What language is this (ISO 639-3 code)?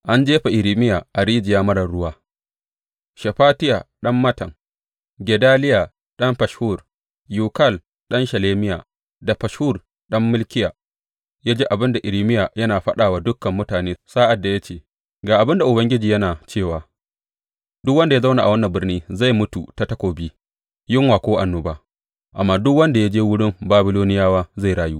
hau